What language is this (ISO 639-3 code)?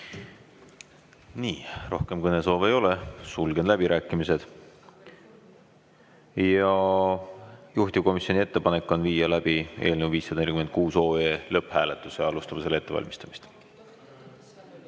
est